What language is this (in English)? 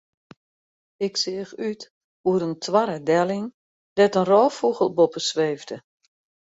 Western Frisian